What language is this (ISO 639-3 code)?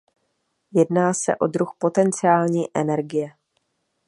ces